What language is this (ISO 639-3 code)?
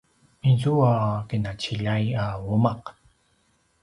pwn